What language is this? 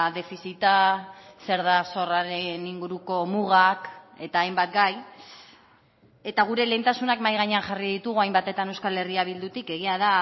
Basque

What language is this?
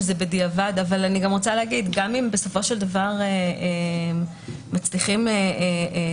Hebrew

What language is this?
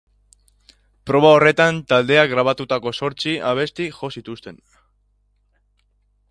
Basque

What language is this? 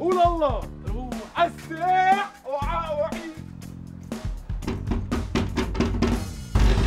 Arabic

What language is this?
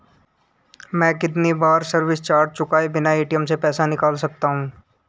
Hindi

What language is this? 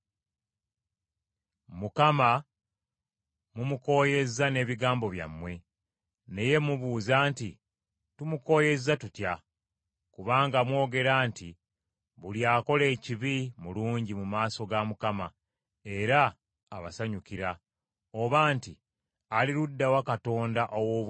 Ganda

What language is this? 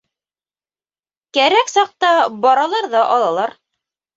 Bashkir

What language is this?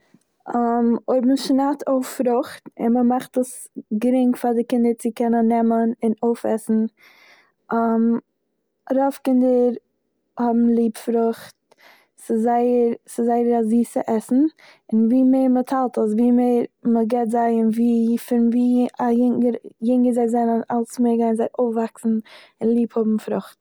Yiddish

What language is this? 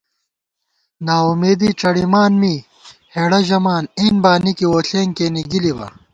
Gawar-Bati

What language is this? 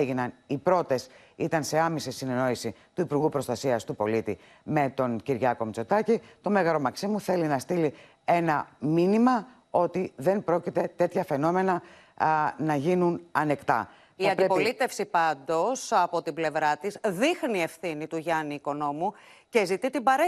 Greek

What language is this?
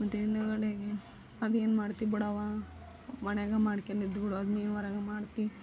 Kannada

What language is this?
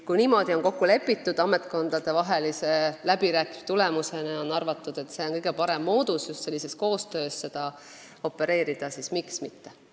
Estonian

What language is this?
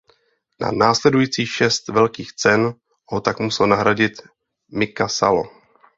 Czech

